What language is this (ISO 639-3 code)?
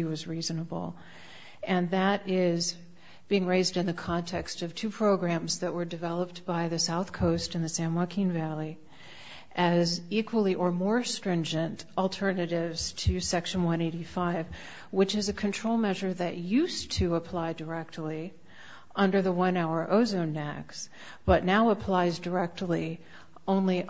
eng